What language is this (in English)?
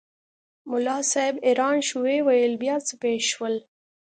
Pashto